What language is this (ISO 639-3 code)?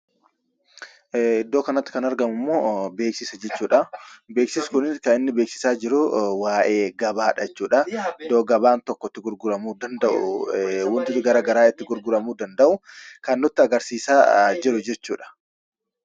orm